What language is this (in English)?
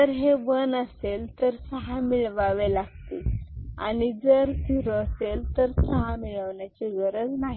Marathi